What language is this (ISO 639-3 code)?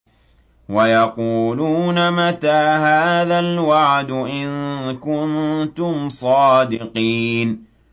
ara